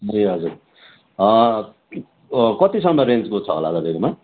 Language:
Nepali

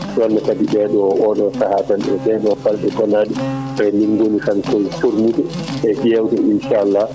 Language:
Fula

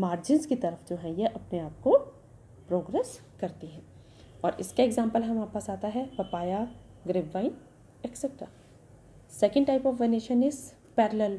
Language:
Hindi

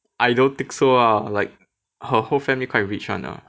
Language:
English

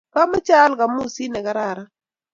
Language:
Kalenjin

